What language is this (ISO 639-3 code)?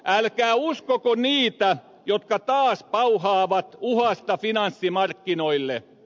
fin